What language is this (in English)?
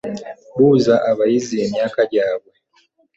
Ganda